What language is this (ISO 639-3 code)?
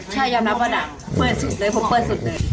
tha